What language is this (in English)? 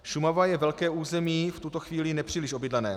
Czech